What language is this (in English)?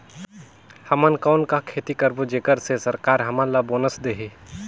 Chhattisgarhi